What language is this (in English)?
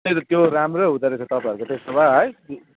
Nepali